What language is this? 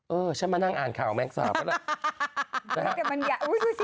Thai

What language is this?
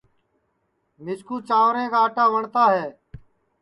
Sansi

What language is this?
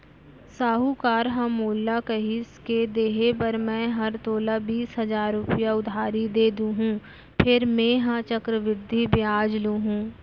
Chhattisgarhi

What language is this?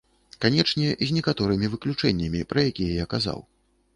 Belarusian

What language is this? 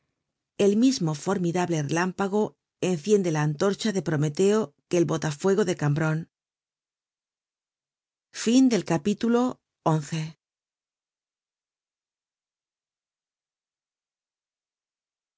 Spanish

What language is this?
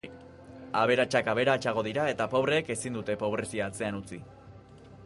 Basque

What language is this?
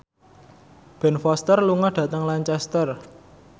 Javanese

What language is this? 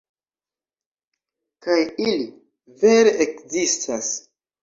Esperanto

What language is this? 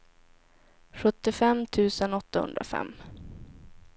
Swedish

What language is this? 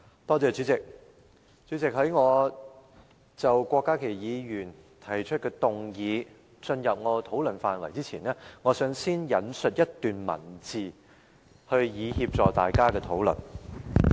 Cantonese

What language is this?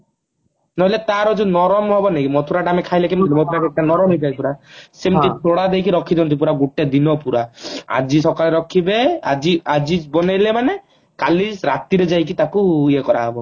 Odia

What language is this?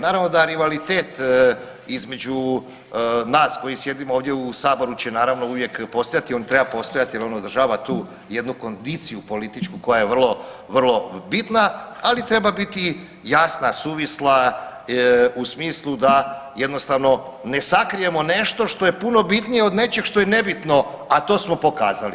Croatian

